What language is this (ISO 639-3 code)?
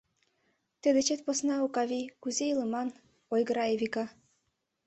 chm